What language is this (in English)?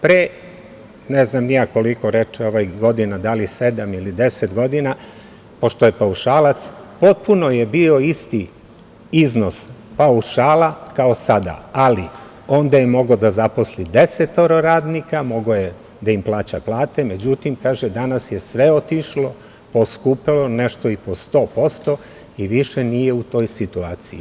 Serbian